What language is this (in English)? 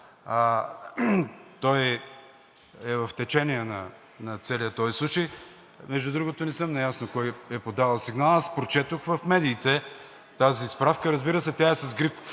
Bulgarian